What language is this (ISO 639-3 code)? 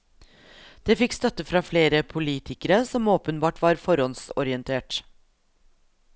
nor